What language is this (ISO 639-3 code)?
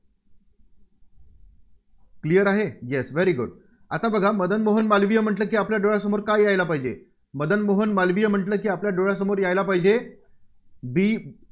mar